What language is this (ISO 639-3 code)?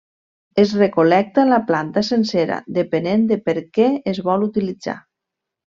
cat